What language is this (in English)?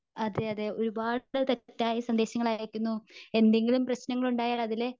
Malayalam